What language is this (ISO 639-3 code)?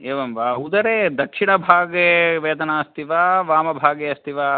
san